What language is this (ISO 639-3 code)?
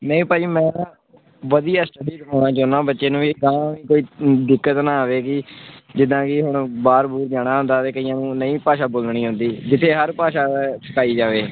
pan